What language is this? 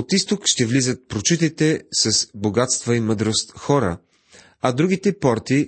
Bulgarian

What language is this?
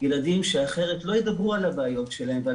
Hebrew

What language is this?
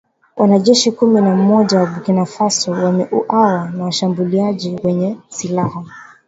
Swahili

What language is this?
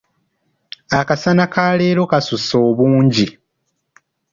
Ganda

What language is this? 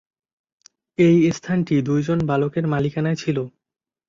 Bangla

